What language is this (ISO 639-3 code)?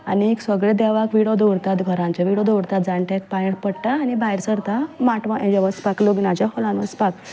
kok